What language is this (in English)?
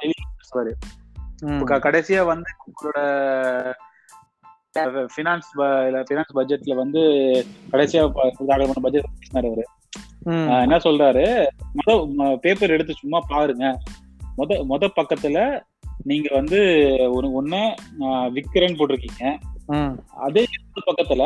Tamil